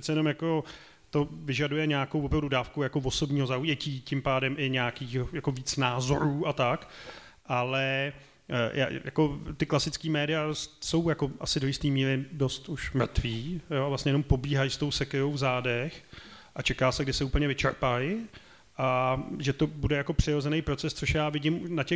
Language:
Czech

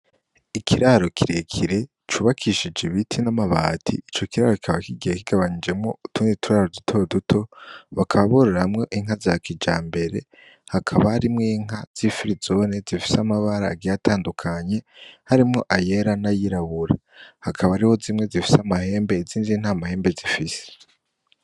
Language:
Rundi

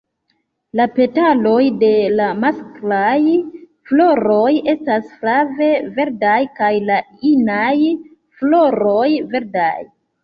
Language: Esperanto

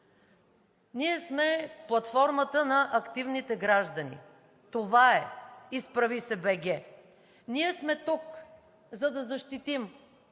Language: Bulgarian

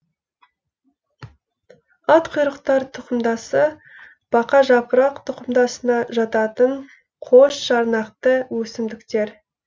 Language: Kazakh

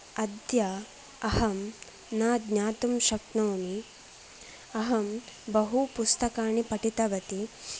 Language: Sanskrit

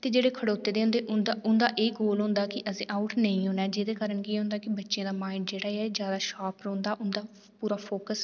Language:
Dogri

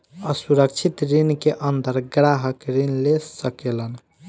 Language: Bhojpuri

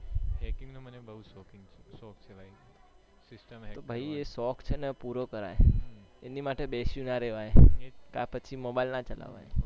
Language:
Gujarati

